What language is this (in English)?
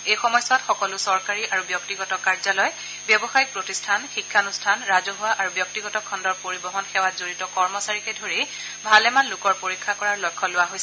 Assamese